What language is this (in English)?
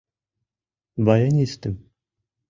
Mari